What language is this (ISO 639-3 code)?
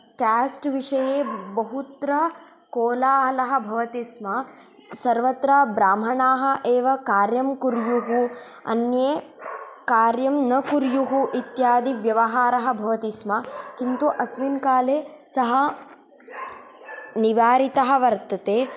san